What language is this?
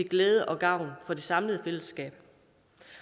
Danish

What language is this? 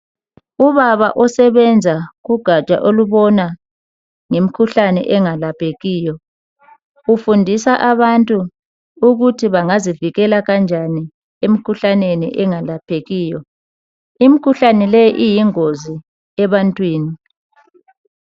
North Ndebele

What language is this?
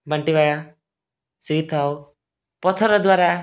Odia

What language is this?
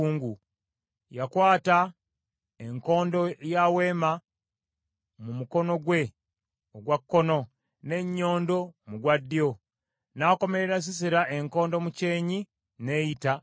Ganda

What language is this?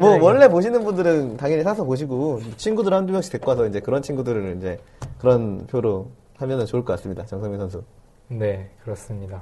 Korean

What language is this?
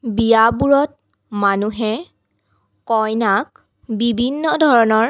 Assamese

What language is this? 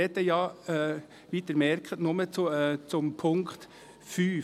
Swiss German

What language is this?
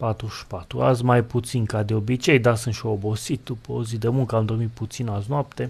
Romanian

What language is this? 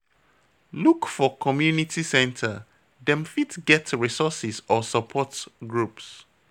Nigerian Pidgin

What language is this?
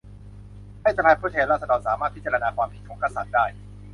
Thai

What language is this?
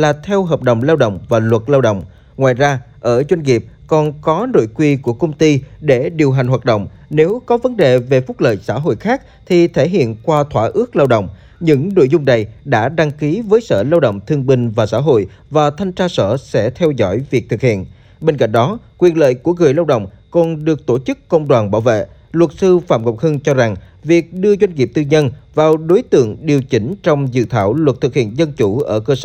Vietnamese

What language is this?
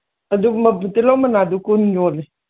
Manipuri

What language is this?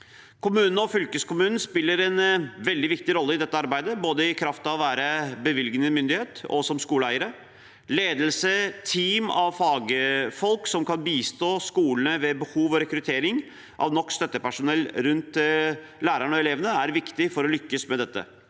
Norwegian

